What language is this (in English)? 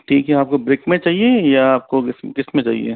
Hindi